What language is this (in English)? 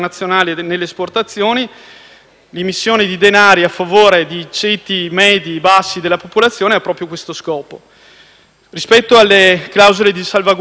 Italian